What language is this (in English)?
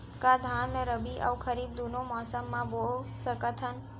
Chhattisgarhi